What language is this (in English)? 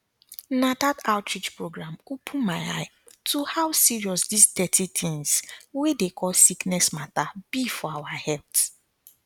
Nigerian Pidgin